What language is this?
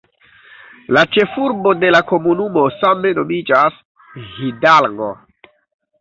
Esperanto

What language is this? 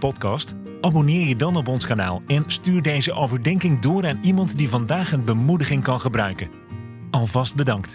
Dutch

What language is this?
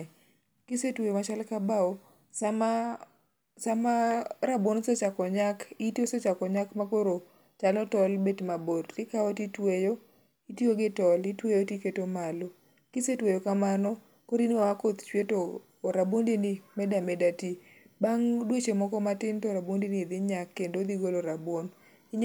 Luo (Kenya and Tanzania)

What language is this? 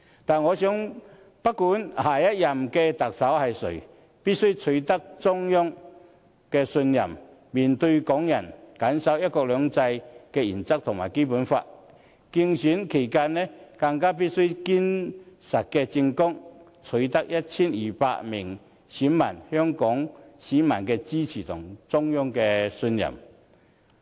Cantonese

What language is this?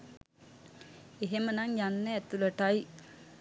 Sinhala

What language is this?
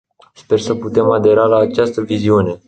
Romanian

